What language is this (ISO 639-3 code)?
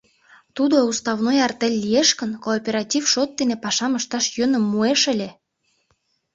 chm